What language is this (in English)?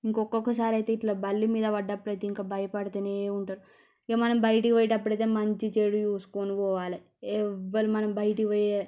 Telugu